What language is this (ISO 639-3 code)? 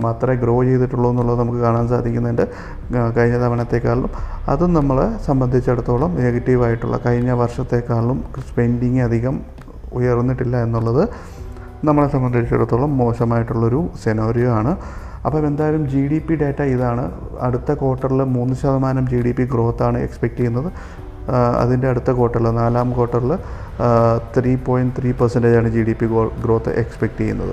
mal